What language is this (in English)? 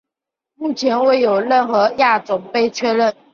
Chinese